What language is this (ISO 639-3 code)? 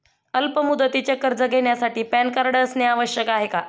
mar